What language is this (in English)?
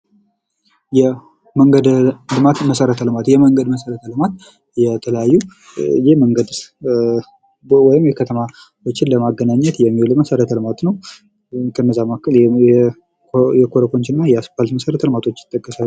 Amharic